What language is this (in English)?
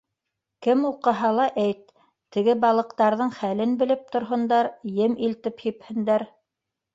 Bashkir